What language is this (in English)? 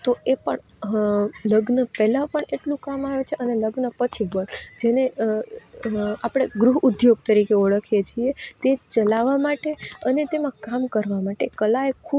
Gujarati